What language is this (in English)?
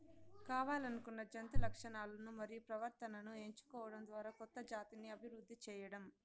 Telugu